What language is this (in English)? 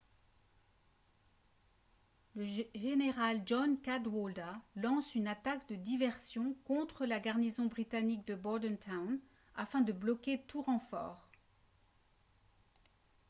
French